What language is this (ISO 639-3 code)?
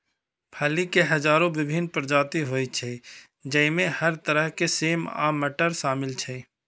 mai